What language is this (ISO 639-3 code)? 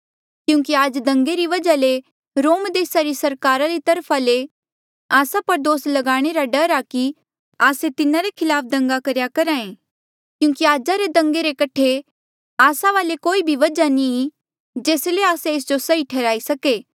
mjl